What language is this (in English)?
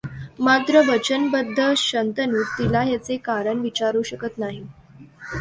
Marathi